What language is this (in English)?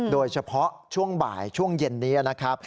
Thai